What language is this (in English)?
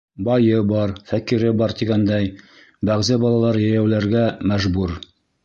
Bashkir